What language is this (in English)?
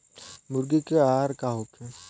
Bhojpuri